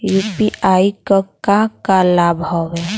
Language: Bhojpuri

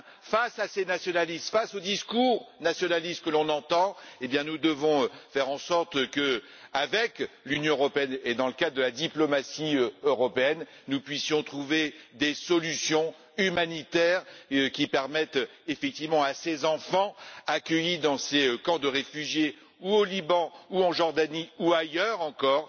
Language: French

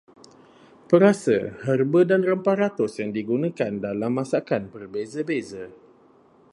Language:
Malay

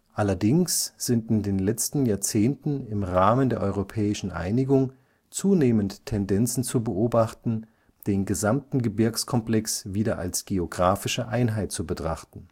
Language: German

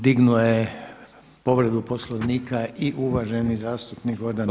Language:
Croatian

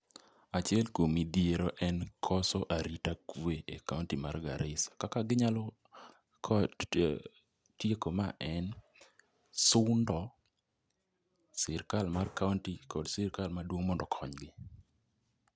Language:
Luo (Kenya and Tanzania)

